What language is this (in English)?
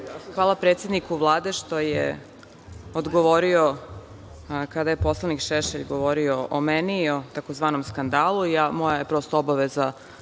Serbian